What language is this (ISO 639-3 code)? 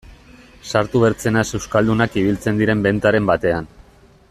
eus